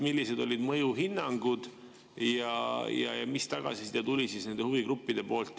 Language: Estonian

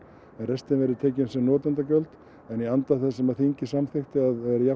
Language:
Icelandic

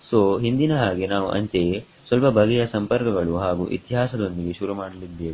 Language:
Kannada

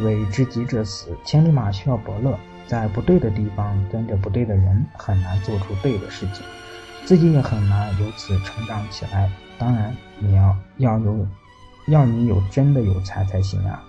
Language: Chinese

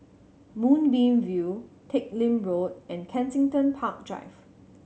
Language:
English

